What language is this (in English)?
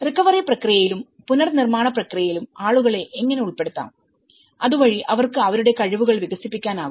Malayalam